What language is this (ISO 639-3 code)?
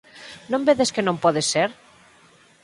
glg